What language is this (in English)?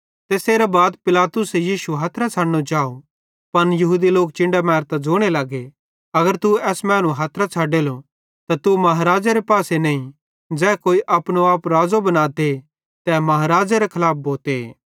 Bhadrawahi